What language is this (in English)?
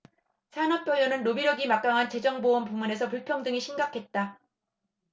Korean